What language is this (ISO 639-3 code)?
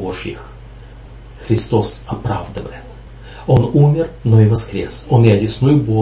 rus